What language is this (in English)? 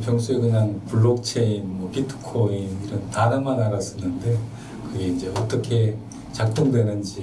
Korean